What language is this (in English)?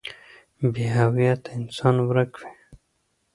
Pashto